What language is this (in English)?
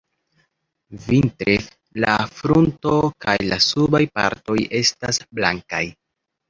Esperanto